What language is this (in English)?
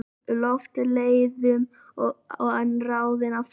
Icelandic